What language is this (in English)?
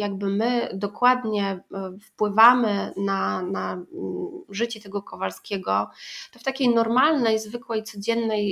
Polish